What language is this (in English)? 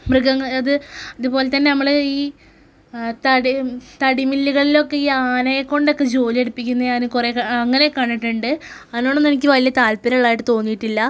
Malayalam